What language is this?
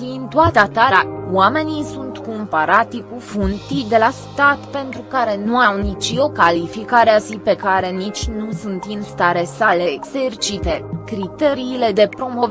Romanian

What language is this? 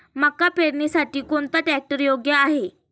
Marathi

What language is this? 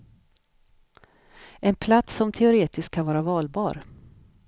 Swedish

